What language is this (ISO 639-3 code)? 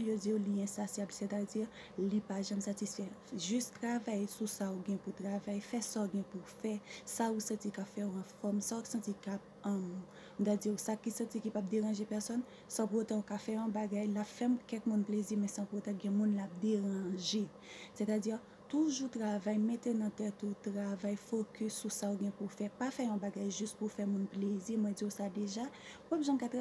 fra